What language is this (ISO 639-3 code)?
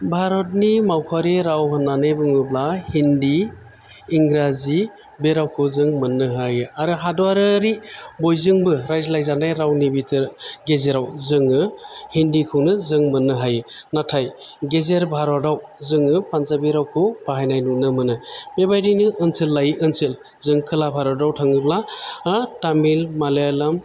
brx